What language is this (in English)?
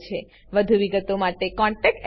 Gujarati